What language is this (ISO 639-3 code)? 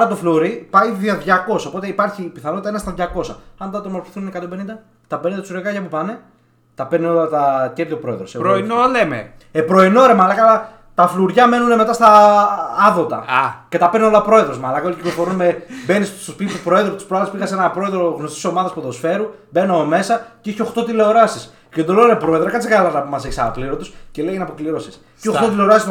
ell